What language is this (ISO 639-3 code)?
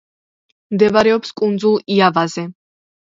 kat